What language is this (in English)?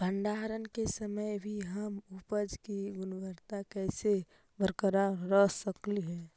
Magahi